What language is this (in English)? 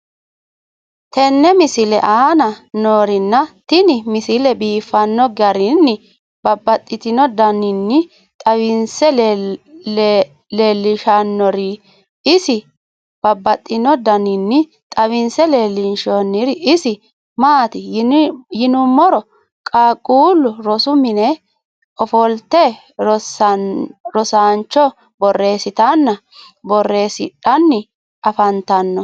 Sidamo